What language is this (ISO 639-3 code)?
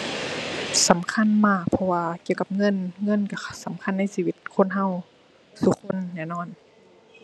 tha